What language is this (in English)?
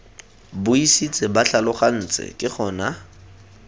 Tswana